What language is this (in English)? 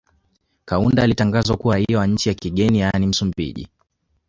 Swahili